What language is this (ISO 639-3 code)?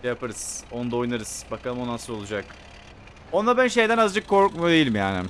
tur